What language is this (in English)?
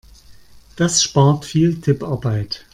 German